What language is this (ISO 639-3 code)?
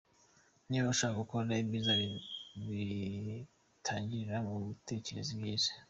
kin